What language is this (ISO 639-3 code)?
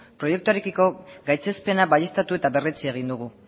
eus